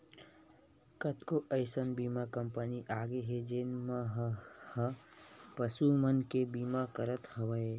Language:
Chhattisgarhi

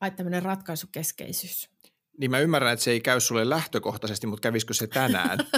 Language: Finnish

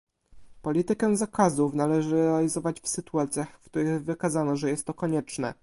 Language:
Polish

